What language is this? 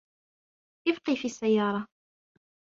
Arabic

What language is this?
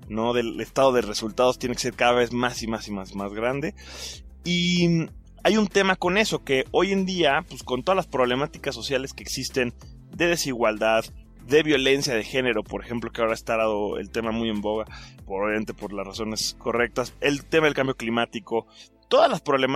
Spanish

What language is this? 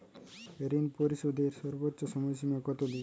Bangla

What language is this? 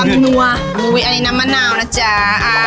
Thai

